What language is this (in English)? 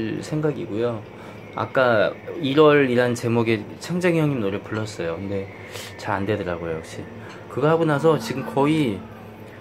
Korean